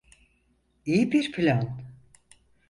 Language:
Turkish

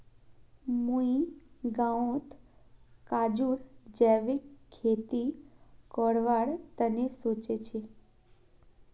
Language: Magahi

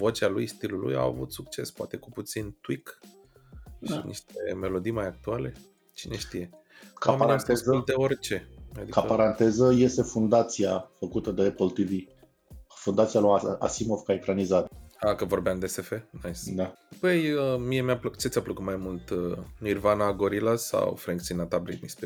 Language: Romanian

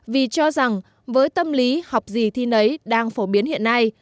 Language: Vietnamese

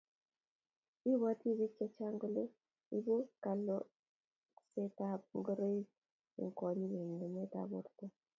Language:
Kalenjin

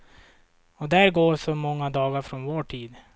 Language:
Swedish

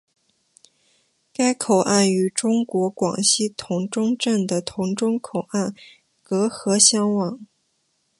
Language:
Chinese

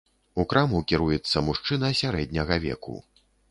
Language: Belarusian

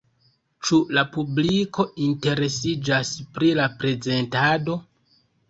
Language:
Esperanto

